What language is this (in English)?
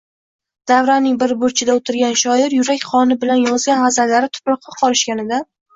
Uzbek